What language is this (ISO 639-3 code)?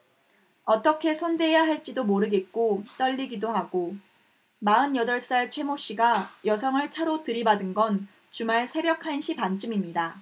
kor